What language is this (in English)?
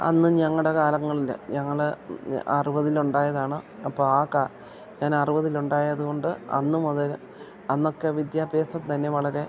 Malayalam